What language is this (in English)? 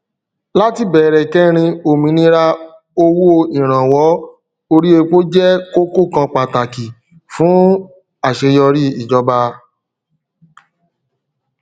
Yoruba